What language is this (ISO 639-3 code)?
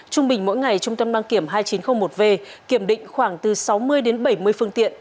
vie